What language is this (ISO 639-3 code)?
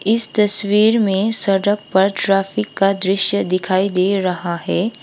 hin